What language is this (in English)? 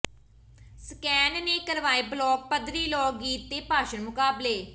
Punjabi